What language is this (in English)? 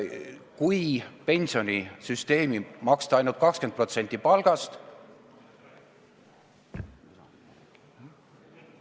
Estonian